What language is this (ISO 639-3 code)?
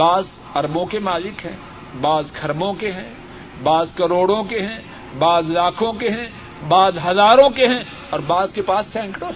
urd